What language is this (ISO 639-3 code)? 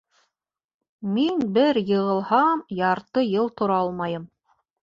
bak